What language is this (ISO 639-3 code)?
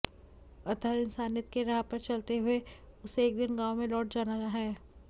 hin